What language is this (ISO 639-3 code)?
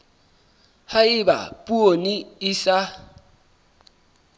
sot